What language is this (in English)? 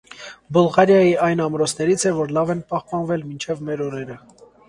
Armenian